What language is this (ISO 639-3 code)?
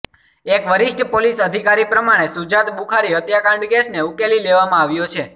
guj